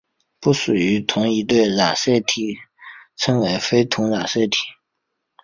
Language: Chinese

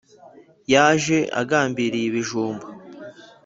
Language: Kinyarwanda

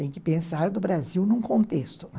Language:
Portuguese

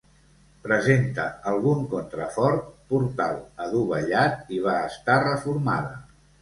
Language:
Catalan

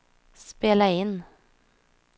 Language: Swedish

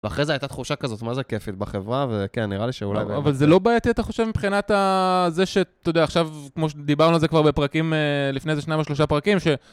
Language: Hebrew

